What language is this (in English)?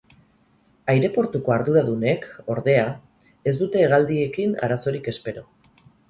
Basque